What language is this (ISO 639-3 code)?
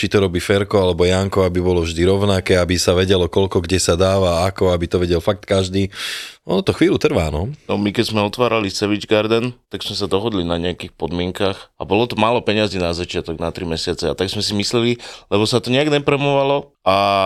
slk